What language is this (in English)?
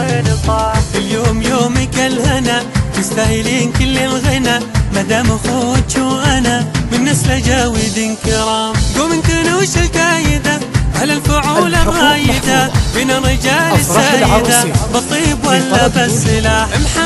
Arabic